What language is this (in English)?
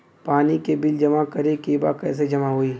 Bhojpuri